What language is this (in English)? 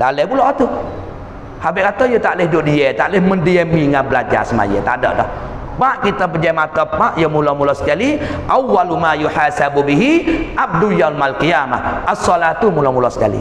Malay